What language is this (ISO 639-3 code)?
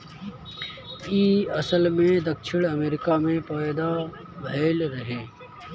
bho